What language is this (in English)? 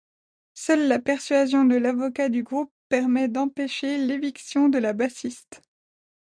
French